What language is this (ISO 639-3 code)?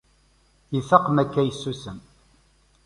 kab